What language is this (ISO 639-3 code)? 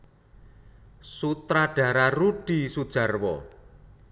jav